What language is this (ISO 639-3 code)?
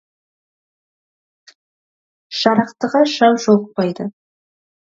kaz